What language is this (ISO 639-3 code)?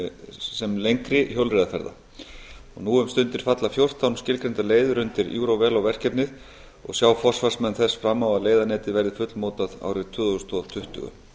isl